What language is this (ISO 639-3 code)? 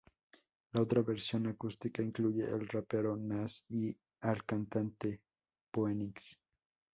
spa